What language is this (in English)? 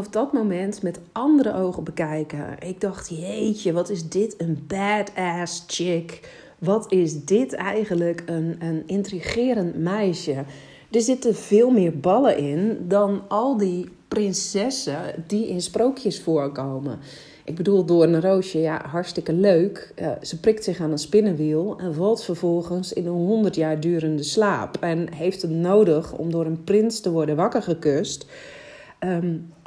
Dutch